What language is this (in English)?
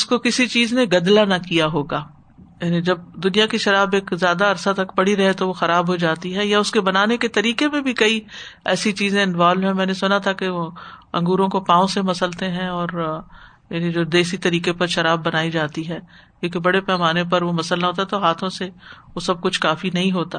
Urdu